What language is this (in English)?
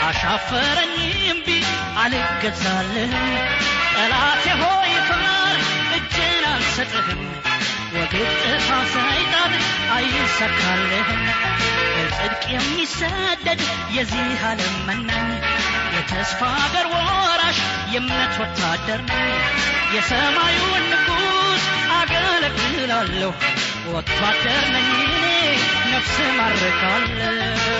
Amharic